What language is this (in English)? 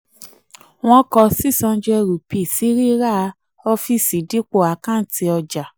Yoruba